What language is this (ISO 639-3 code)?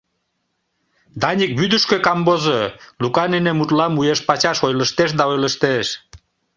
chm